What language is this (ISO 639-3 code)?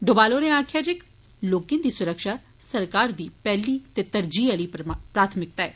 doi